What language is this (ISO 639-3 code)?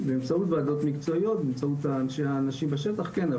heb